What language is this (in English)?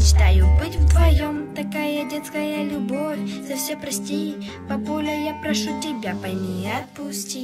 Russian